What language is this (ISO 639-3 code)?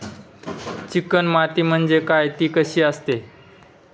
mar